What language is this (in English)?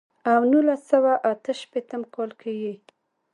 Pashto